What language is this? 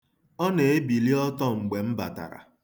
Igbo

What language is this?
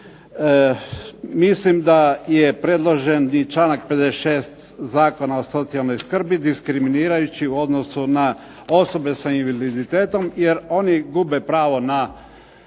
Croatian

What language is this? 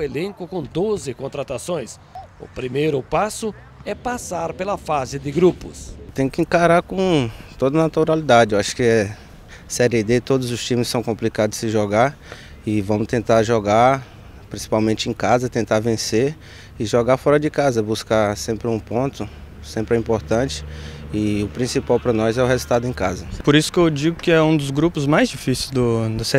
Portuguese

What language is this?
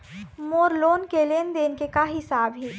Chhattisgarhi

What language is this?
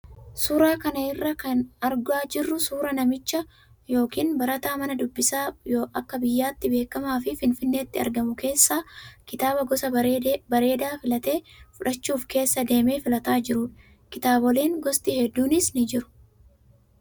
Oromo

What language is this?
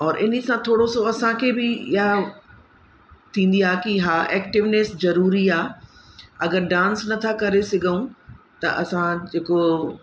Sindhi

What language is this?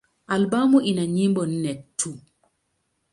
Swahili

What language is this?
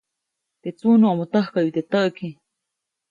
Copainalá Zoque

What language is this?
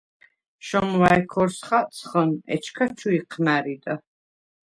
Svan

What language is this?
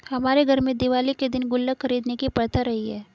Hindi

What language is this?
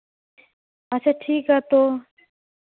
Santali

